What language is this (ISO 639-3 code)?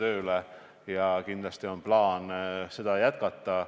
est